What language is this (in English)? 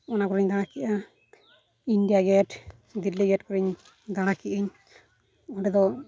Santali